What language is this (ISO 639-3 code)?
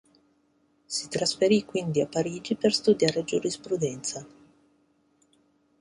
ita